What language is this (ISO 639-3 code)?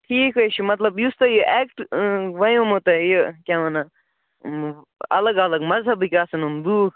kas